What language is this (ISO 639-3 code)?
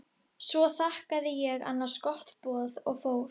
isl